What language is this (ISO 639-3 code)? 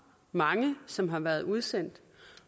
dan